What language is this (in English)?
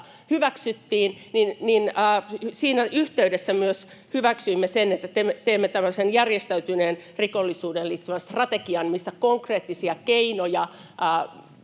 Finnish